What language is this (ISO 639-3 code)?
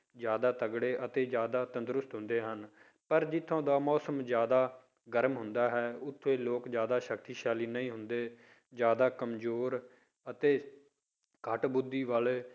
pan